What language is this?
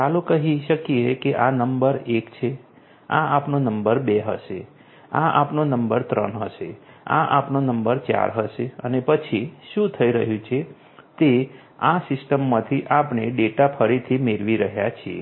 Gujarati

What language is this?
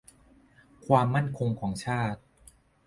Thai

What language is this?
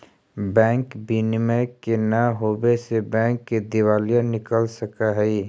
Magahi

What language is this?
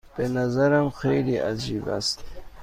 Persian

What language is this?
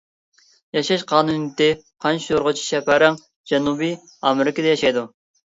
Uyghur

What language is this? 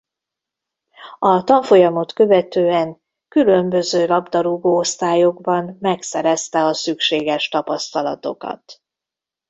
Hungarian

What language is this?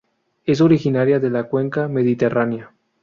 Spanish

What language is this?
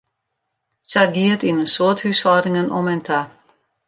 Western Frisian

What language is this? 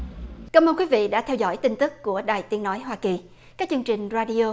Vietnamese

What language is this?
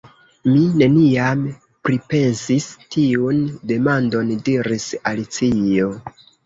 Esperanto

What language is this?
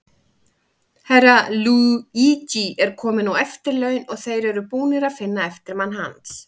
Icelandic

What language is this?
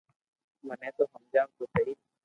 Loarki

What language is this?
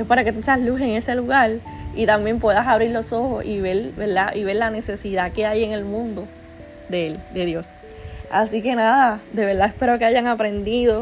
Spanish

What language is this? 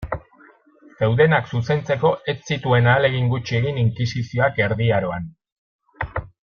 Basque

